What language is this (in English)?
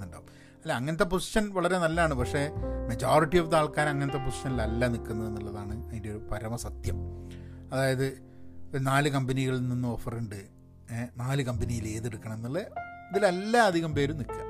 Malayalam